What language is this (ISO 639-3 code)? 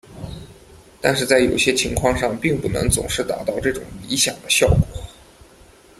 zho